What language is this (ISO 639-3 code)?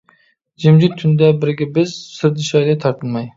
uig